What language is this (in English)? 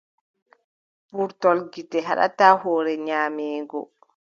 Adamawa Fulfulde